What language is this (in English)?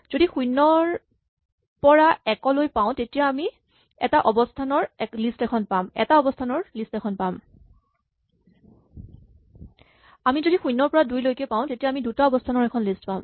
Assamese